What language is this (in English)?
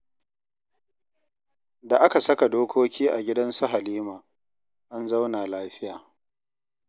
Hausa